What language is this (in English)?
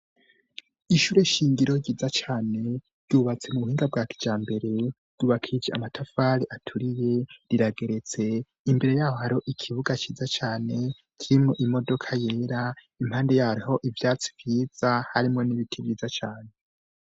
Rundi